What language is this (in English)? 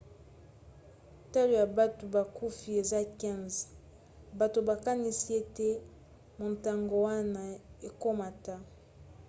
Lingala